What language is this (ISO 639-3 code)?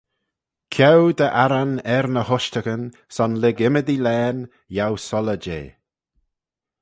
glv